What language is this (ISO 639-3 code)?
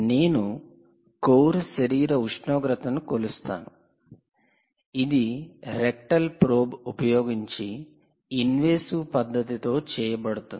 tel